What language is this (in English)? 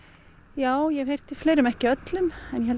Icelandic